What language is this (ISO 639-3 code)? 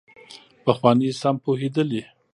pus